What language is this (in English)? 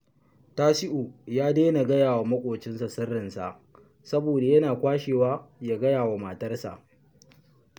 Hausa